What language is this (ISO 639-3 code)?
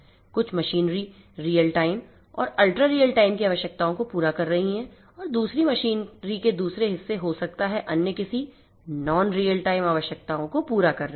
hin